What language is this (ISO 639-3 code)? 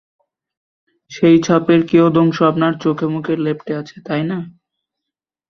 ben